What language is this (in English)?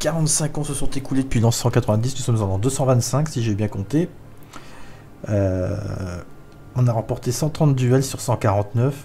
French